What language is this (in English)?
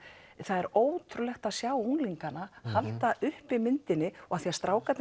Icelandic